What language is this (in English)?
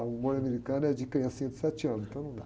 Portuguese